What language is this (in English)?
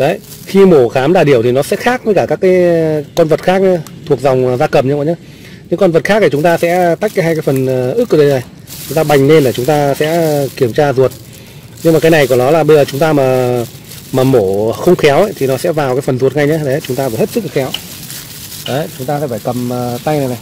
Vietnamese